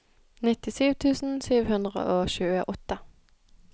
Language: Norwegian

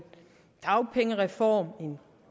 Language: Danish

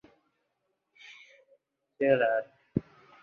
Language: Uzbek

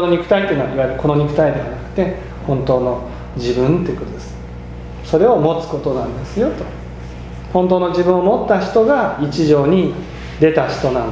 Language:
Japanese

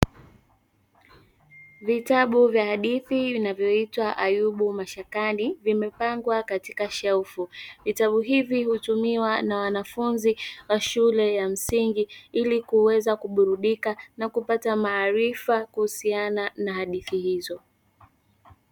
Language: Swahili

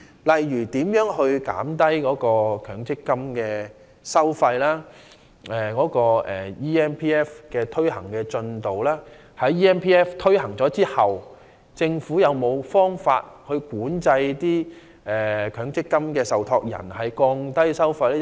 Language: Cantonese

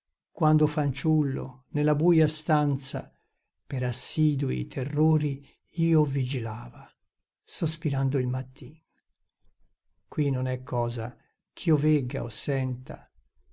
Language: Italian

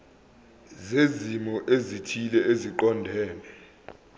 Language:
Zulu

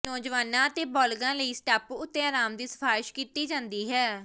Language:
Punjabi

